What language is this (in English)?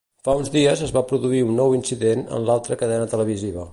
Catalan